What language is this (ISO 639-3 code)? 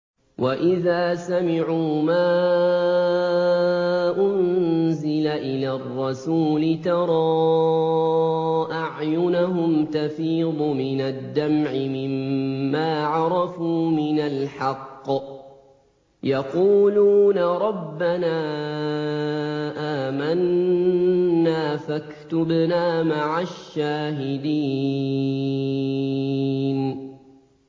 ara